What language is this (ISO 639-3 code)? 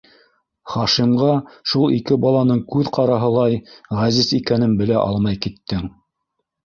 bak